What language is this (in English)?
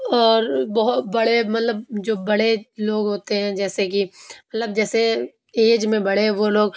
Urdu